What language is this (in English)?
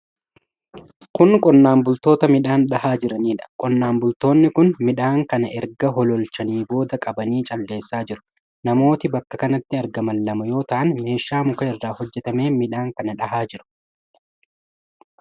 Oromo